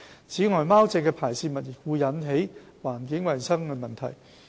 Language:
Cantonese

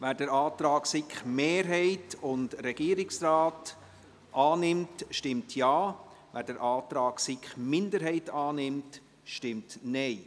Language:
Swiss German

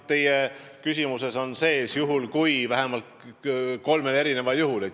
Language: Estonian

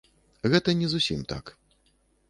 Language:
Belarusian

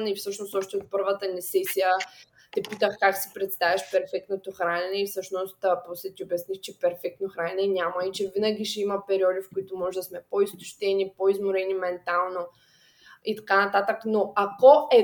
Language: Bulgarian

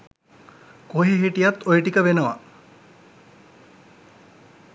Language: Sinhala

